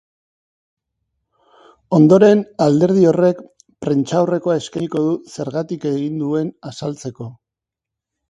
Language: Basque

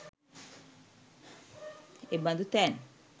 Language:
Sinhala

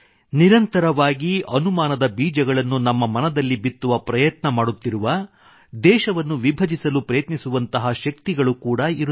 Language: Kannada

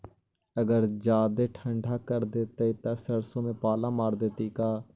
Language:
Magahi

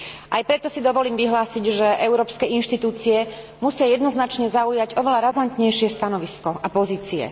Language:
Slovak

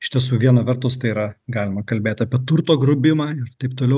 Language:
Lithuanian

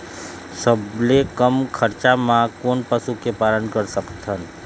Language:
Chhattisgarhi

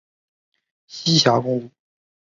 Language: Chinese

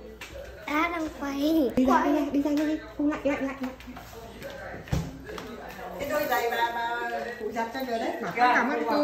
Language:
Vietnamese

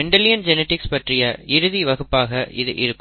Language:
Tamil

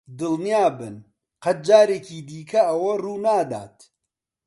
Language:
Central Kurdish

